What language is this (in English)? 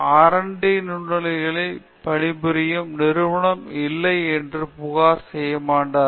Tamil